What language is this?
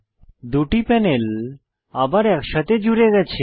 Bangla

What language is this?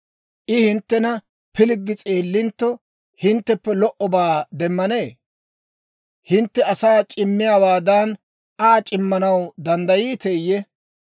Dawro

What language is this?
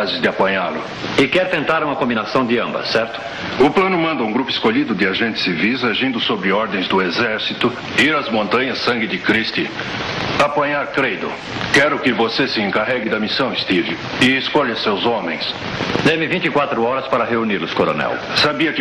Portuguese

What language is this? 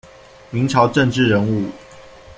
Chinese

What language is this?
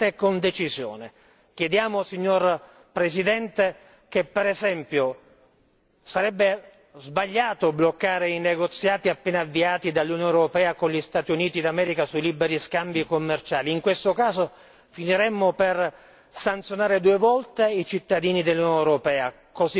Italian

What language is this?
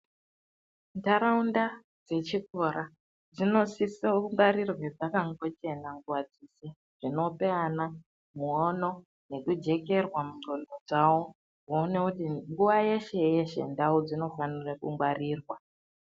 Ndau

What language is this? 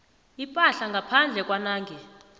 South Ndebele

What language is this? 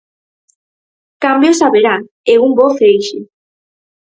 Galician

